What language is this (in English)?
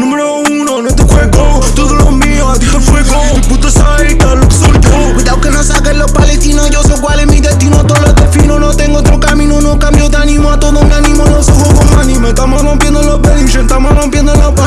Italian